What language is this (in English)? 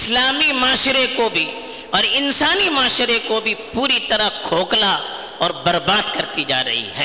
Urdu